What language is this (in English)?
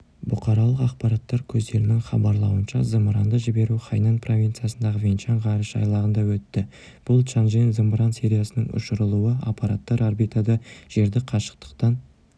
Kazakh